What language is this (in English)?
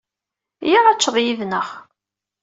Kabyle